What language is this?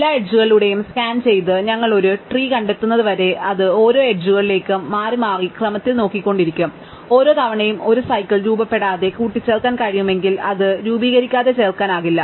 Malayalam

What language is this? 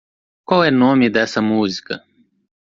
Portuguese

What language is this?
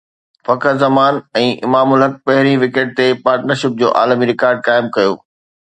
Sindhi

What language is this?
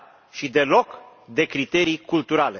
Romanian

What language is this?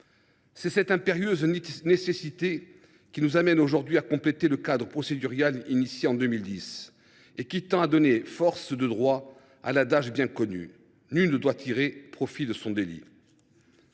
French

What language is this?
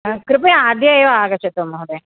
Sanskrit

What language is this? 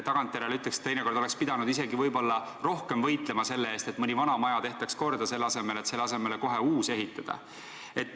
Estonian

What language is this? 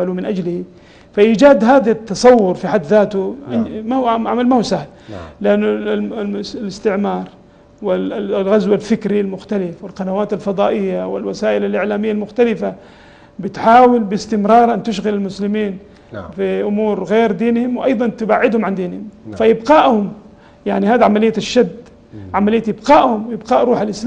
Arabic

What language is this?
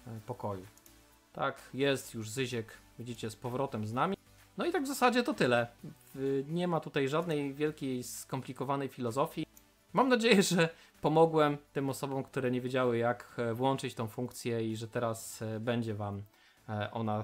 Polish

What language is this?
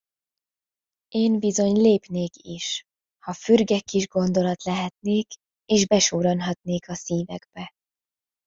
Hungarian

